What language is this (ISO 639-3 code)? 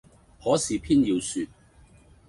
yue